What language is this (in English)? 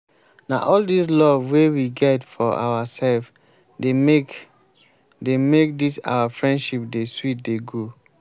Nigerian Pidgin